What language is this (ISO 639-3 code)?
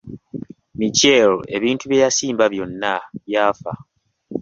lug